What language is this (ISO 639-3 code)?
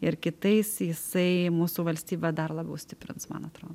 lit